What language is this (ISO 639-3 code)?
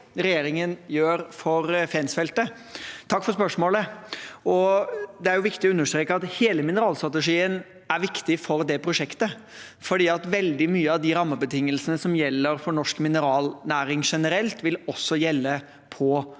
nor